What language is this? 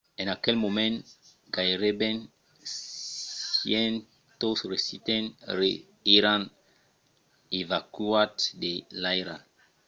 Occitan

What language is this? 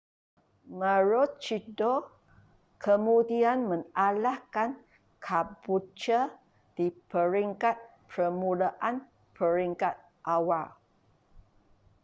Malay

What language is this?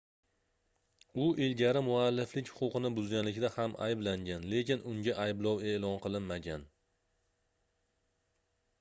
Uzbek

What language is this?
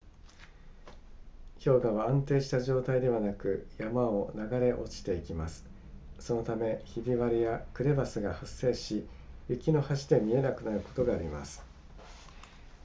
Japanese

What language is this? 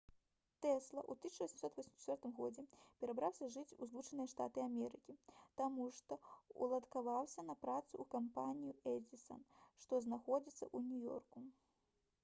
Belarusian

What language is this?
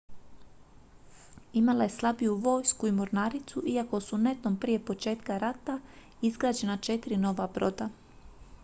Croatian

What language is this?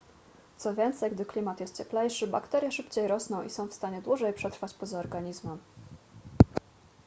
Polish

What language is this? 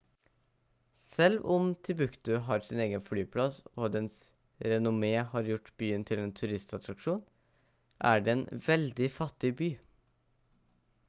Norwegian Bokmål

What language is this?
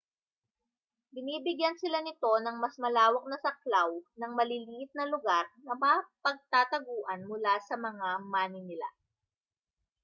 Filipino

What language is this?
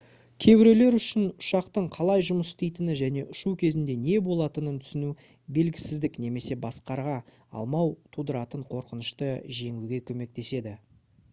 Kazakh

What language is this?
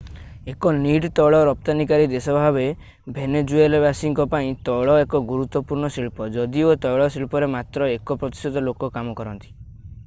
Odia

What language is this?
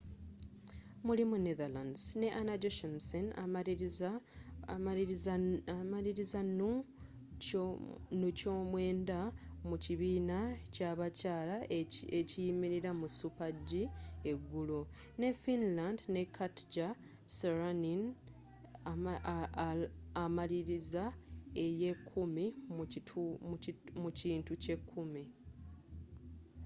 Ganda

